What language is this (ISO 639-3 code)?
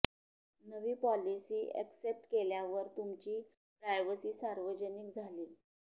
mar